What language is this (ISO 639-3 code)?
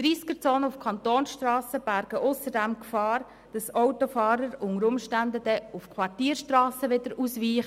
gsw